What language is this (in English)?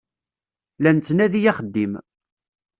Kabyle